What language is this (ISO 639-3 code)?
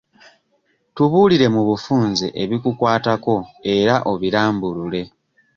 lug